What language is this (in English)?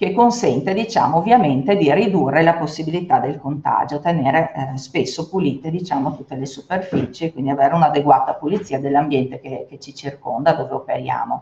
Italian